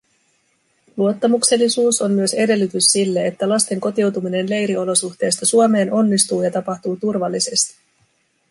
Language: Finnish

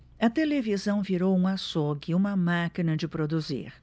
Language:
Portuguese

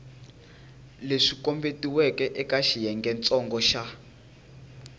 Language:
Tsonga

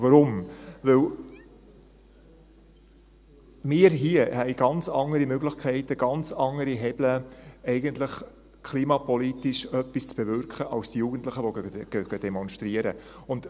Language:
Swiss German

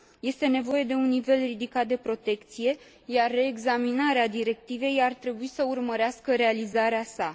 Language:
Romanian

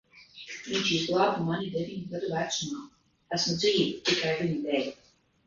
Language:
Latvian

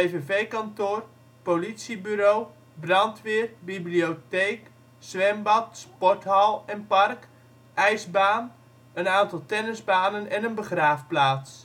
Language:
Dutch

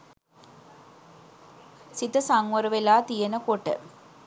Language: Sinhala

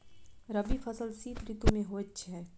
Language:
Maithili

